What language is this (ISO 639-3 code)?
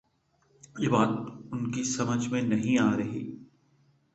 urd